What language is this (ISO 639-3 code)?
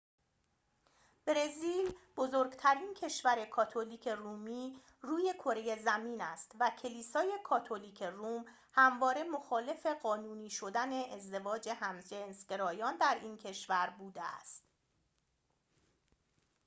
fas